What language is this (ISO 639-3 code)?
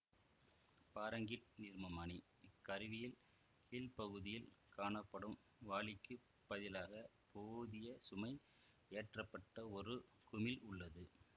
tam